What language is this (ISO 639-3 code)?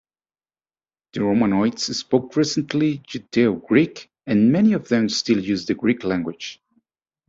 eng